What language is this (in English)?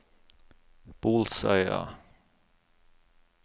Norwegian